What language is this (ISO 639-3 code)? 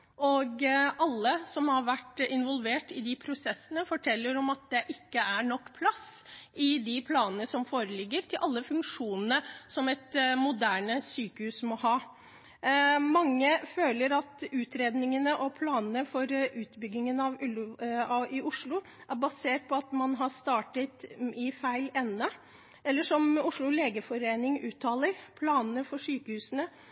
nob